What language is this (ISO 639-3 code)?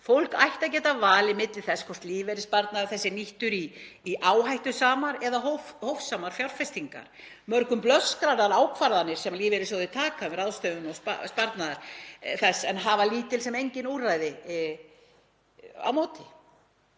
isl